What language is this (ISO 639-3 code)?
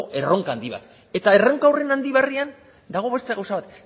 eus